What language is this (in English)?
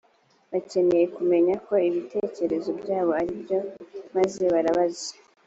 Kinyarwanda